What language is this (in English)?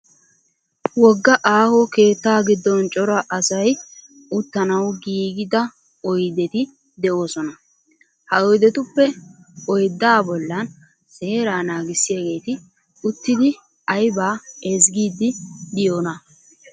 Wolaytta